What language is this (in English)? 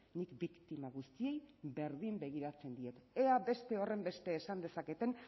Basque